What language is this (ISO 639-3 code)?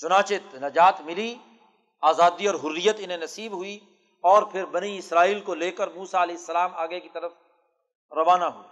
urd